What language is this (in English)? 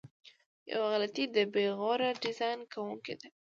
Pashto